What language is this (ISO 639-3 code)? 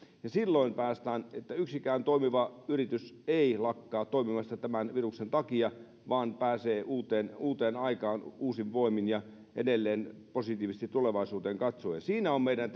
fin